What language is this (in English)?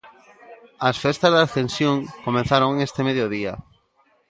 Galician